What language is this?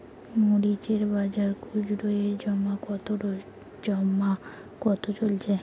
Bangla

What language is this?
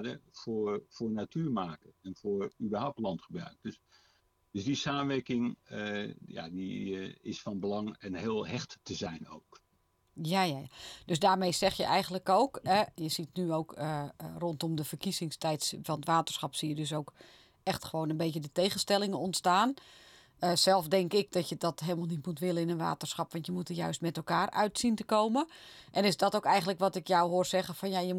Dutch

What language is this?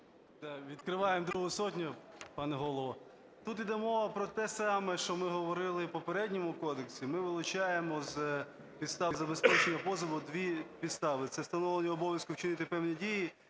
Ukrainian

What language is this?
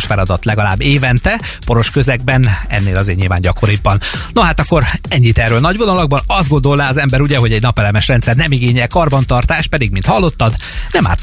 Hungarian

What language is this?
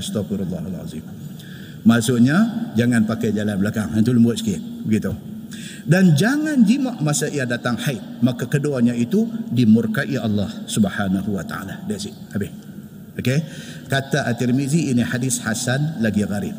Malay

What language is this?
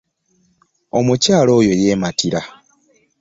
Ganda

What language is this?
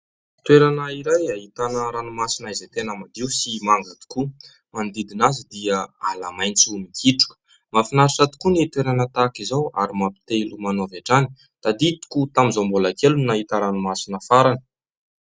Malagasy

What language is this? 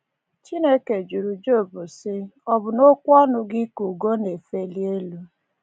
Igbo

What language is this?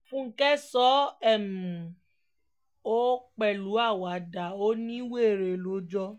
Yoruba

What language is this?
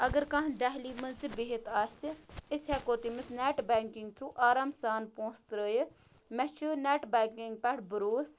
Kashmiri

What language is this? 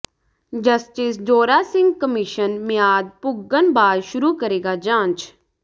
Punjabi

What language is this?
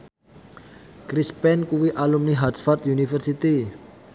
Javanese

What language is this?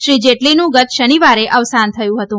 Gujarati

